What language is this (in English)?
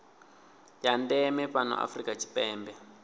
Venda